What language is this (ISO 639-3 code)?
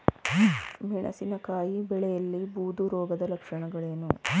kan